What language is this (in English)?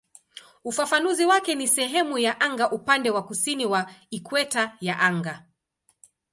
Swahili